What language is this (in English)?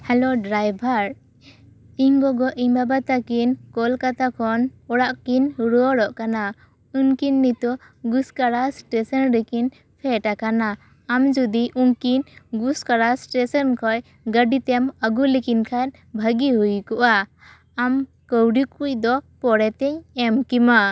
Santali